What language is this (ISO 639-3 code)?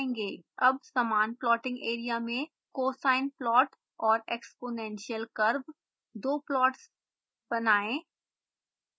hin